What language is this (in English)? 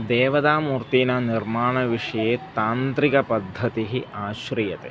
Sanskrit